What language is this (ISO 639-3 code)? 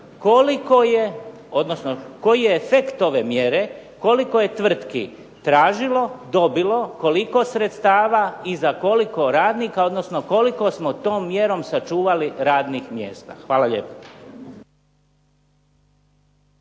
hrv